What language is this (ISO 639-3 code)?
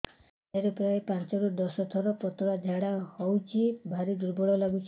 ori